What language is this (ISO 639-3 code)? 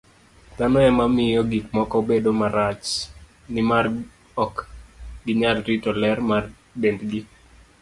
luo